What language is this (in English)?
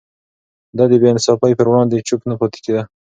Pashto